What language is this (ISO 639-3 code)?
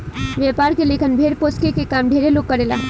bho